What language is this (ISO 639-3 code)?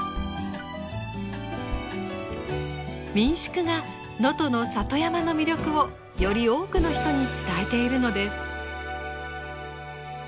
jpn